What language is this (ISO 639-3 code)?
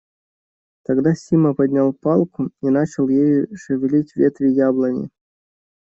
rus